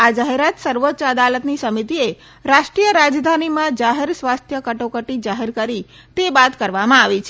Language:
Gujarati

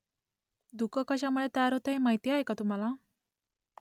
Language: Marathi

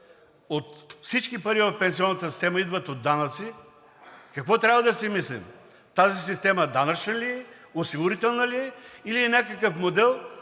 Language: Bulgarian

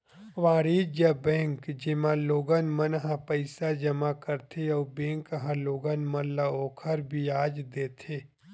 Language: Chhattisgarhi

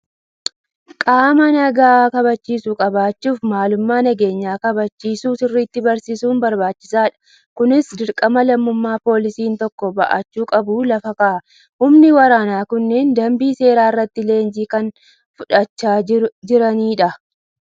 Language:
Oromo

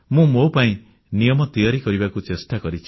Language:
Odia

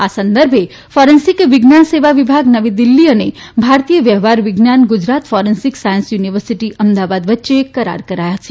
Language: Gujarati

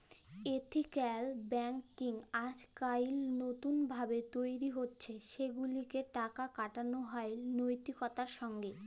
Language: Bangla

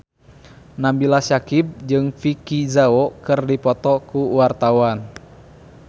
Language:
Sundanese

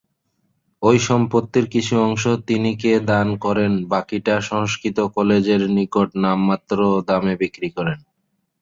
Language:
Bangla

